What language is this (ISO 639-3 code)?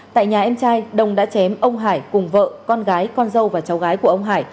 vie